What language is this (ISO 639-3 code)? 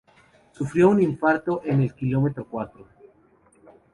spa